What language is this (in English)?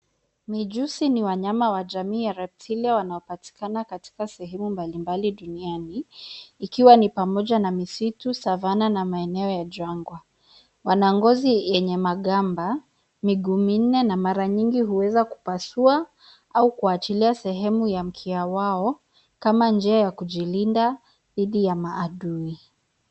Swahili